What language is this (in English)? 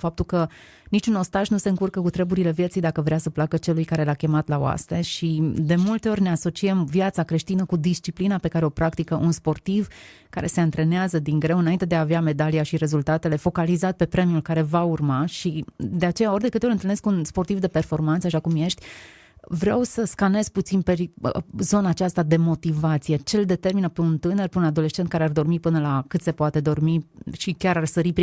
Romanian